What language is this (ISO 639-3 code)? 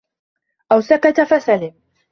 ara